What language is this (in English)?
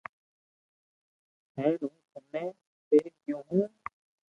Loarki